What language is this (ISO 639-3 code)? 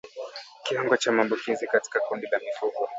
swa